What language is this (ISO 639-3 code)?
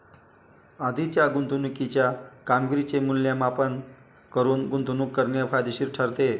mar